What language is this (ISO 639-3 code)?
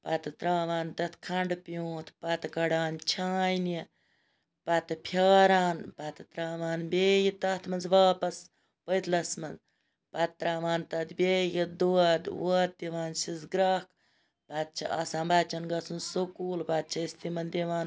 kas